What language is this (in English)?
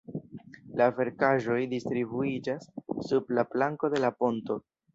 Esperanto